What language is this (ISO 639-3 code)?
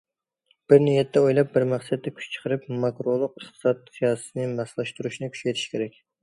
uig